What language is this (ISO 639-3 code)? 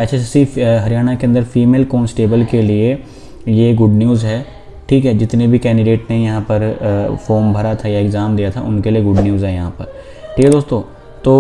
hin